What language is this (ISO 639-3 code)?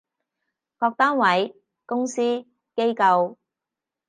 yue